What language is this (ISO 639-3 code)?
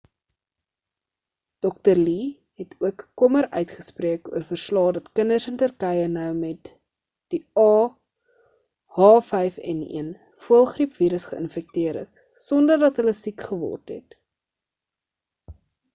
afr